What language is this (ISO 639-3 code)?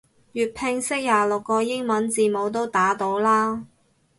yue